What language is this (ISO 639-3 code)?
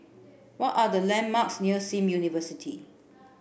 eng